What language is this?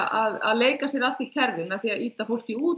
Icelandic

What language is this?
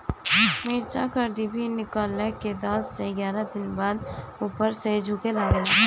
Bhojpuri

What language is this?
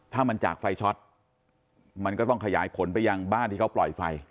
Thai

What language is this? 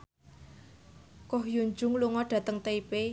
Javanese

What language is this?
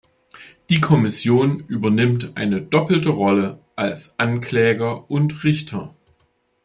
German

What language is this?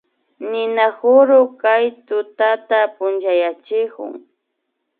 Imbabura Highland Quichua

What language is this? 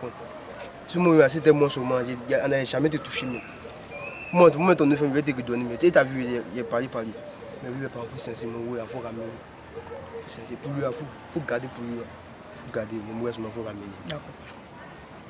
French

